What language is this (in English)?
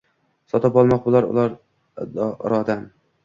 Uzbek